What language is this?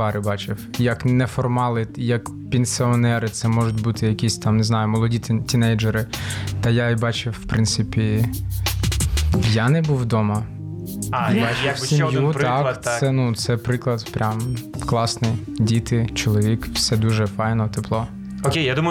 Ukrainian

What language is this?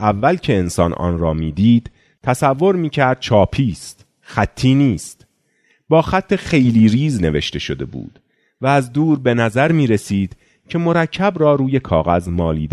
Persian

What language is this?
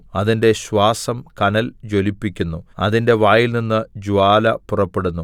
Malayalam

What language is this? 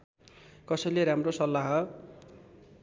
Nepali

